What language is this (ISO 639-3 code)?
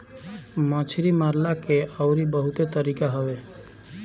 bho